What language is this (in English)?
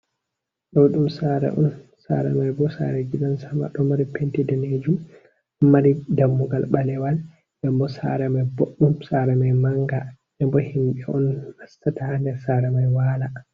Fula